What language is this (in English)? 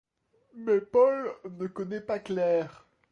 French